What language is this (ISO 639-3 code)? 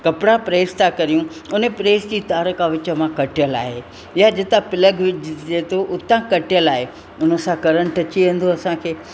snd